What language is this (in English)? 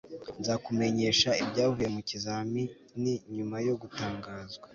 Kinyarwanda